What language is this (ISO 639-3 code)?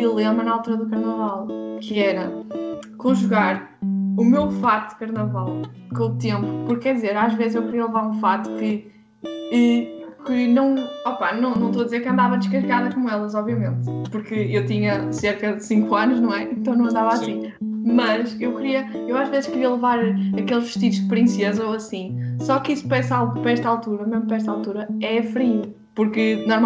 por